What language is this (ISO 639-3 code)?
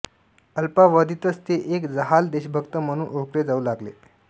mar